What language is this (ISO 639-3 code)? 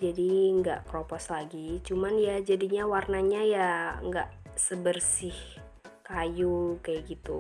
ind